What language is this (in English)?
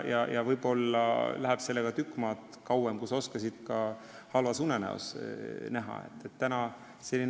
Estonian